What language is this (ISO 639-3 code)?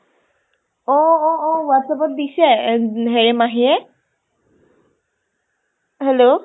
asm